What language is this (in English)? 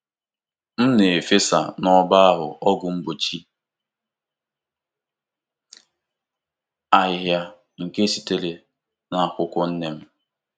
Igbo